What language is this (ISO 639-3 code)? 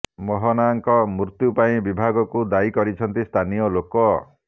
ori